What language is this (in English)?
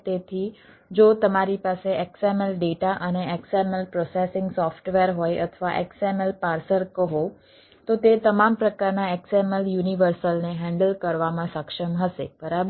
Gujarati